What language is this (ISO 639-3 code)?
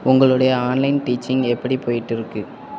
tam